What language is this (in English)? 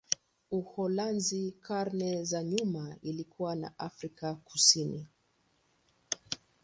Swahili